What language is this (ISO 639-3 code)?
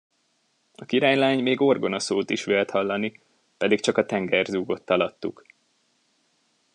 hun